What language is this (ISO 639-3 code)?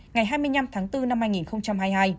vie